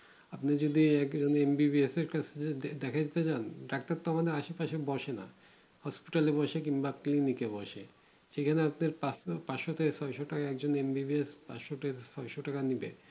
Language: Bangla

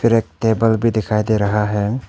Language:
Hindi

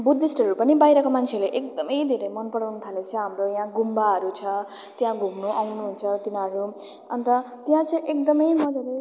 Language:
Nepali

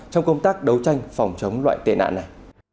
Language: Vietnamese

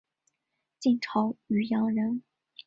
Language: Chinese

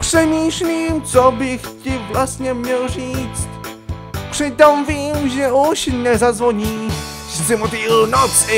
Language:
Czech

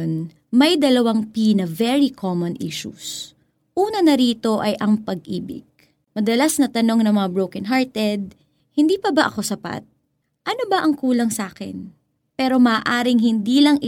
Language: Filipino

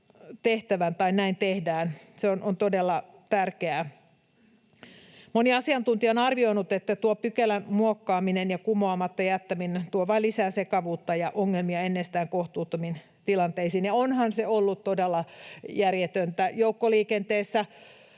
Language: Finnish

